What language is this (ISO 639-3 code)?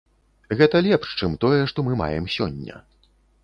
bel